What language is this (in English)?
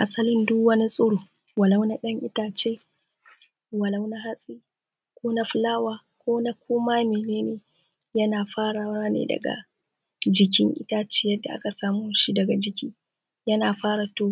Hausa